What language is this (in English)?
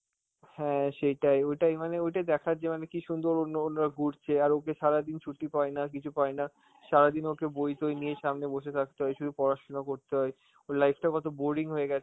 Bangla